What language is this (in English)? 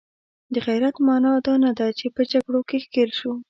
Pashto